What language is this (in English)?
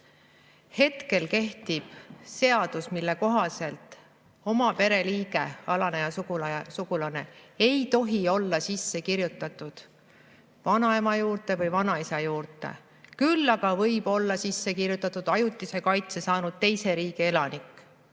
Estonian